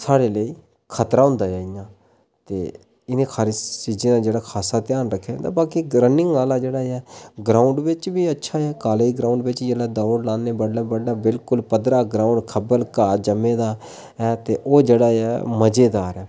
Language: Dogri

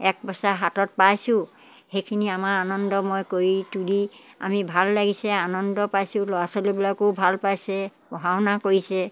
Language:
Assamese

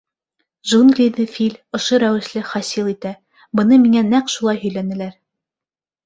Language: Bashkir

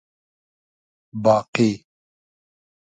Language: Hazaragi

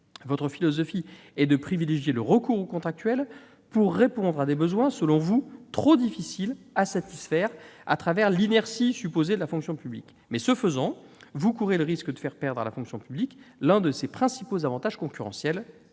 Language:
French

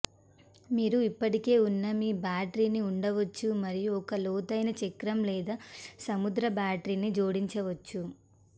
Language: Telugu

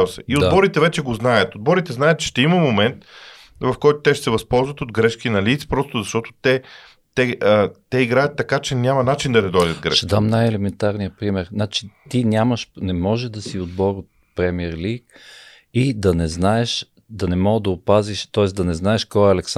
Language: Bulgarian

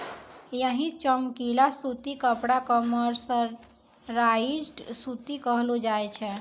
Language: Maithili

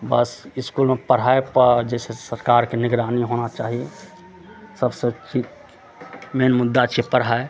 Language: Maithili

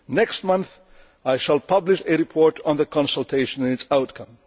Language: English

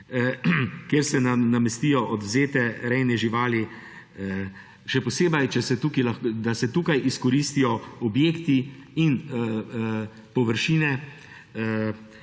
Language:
Slovenian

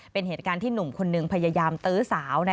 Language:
Thai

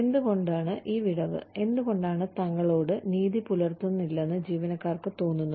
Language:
Malayalam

